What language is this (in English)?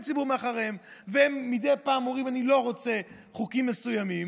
Hebrew